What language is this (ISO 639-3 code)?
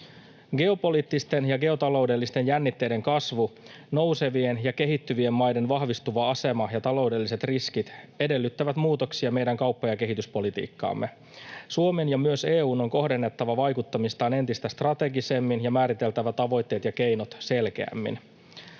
fin